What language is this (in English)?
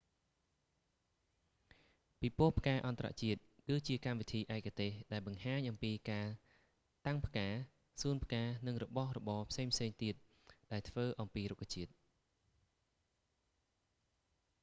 Khmer